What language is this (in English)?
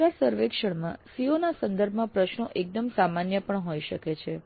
Gujarati